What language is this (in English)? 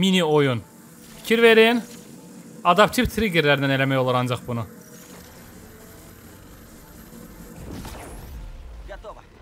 Turkish